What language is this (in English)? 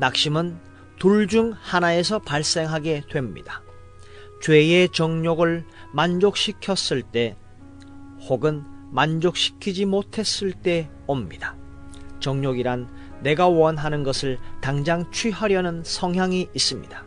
Korean